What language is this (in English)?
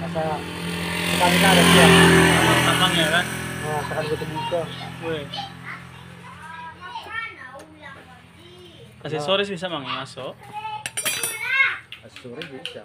Indonesian